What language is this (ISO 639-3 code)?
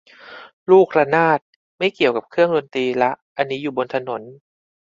tha